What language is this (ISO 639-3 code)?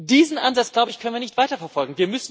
deu